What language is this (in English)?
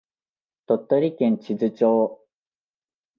Japanese